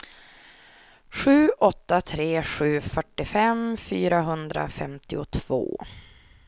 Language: Swedish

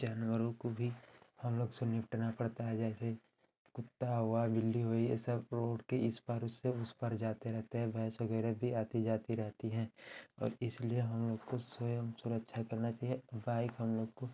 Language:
Hindi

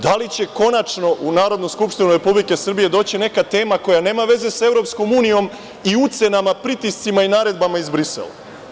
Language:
Serbian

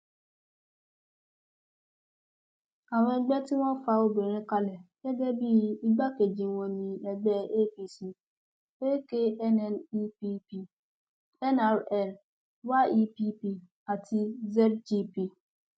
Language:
Yoruba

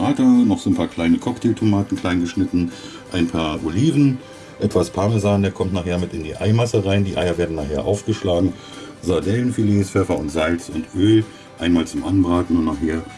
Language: German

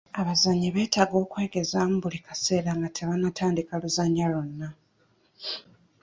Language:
Ganda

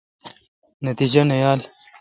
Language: Kalkoti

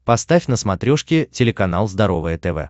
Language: Russian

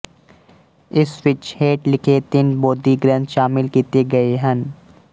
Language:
Punjabi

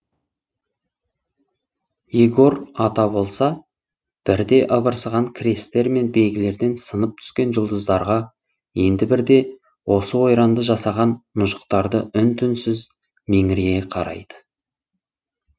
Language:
Kazakh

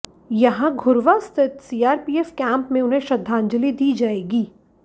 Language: Hindi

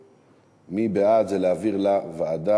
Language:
Hebrew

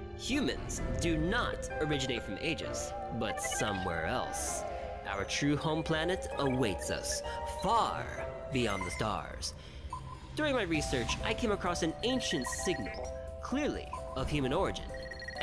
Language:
Turkish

